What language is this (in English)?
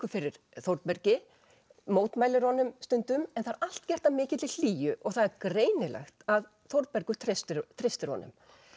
Icelandic